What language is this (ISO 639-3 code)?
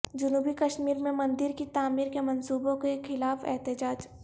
urd